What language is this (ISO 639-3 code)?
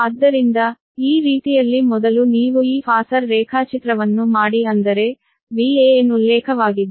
kan